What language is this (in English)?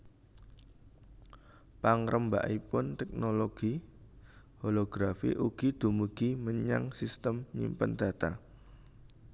Javanese